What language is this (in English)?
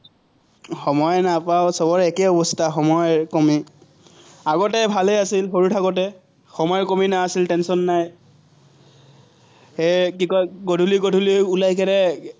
Assamese